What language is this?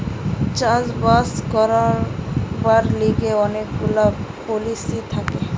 Bangla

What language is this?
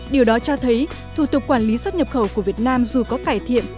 Vietnamese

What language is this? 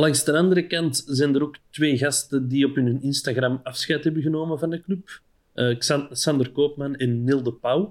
Dutch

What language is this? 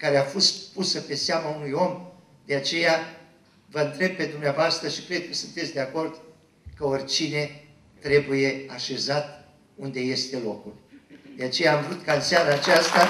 Romanian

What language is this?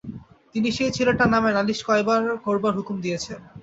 Bangla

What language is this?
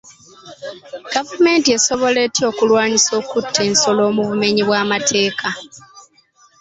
Ganda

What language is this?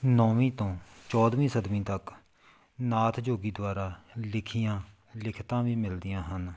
Punjabi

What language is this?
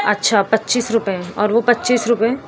Urdu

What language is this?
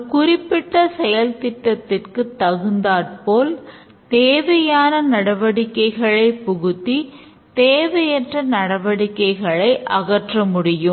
Tamil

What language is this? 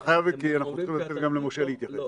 Hebrew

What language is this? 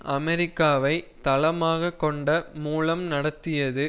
Tamil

